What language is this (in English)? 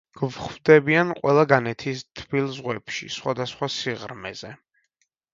Georgian